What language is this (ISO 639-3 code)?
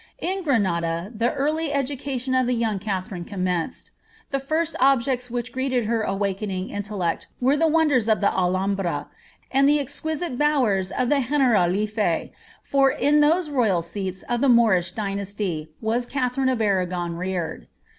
eng